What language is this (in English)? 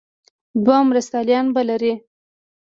Pashto